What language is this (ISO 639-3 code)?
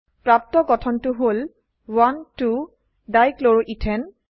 asm